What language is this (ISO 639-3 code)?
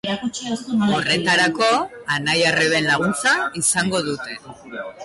eus